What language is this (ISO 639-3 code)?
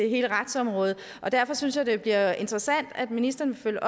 dan